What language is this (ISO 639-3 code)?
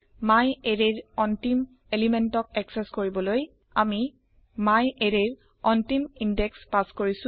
asm